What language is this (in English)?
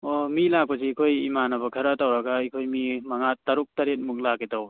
Manipuri